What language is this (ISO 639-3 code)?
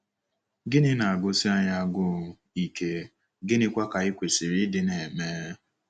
ibo